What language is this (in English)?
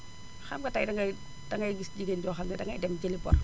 Wolof